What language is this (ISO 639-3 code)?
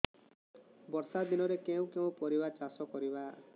ori